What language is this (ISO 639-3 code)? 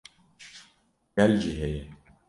kur